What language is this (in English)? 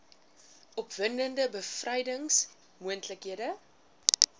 Afrikaans